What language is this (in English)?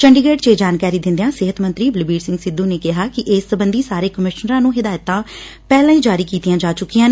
Punjabi